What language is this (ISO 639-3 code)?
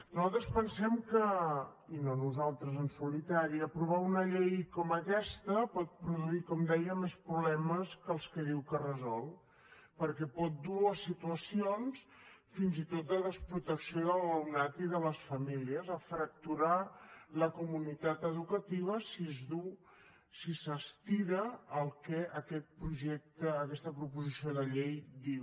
cat